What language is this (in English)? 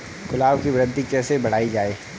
Hindi